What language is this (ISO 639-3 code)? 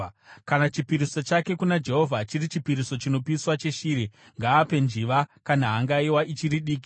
sna